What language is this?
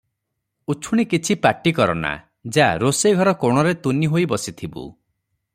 Odia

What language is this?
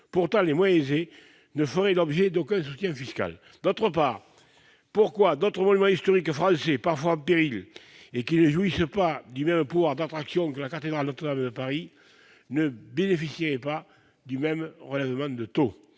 French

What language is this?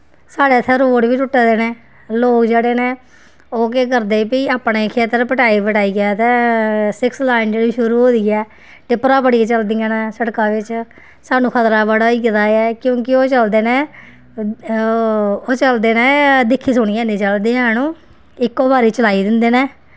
Dogri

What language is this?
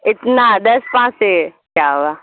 Urdu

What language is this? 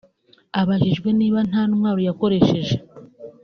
Kinyarwanda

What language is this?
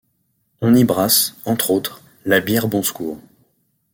French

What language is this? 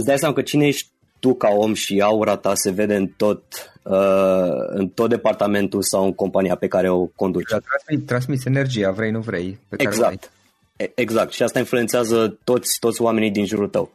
Romanian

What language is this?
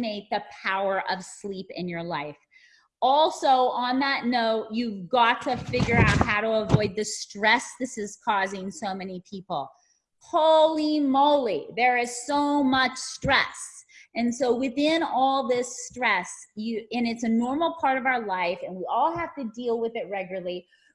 English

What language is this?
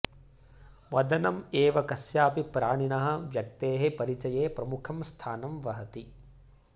Sanskrit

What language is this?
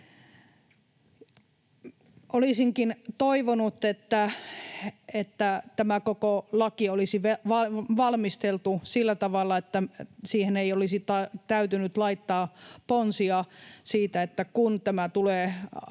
Finnish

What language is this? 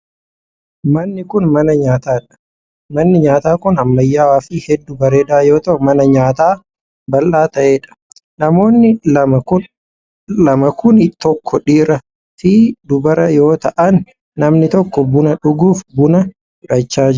Oromo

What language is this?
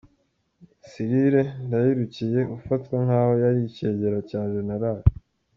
Kinyarwanda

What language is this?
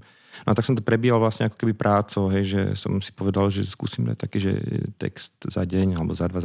Slovak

